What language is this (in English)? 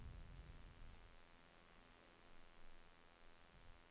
Norwegian